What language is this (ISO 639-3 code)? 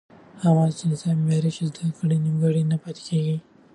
pus